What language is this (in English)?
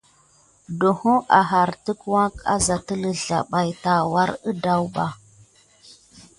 Gidar